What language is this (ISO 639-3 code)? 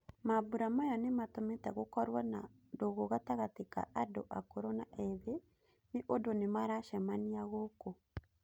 kik